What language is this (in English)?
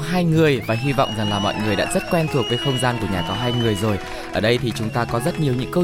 Vietnamese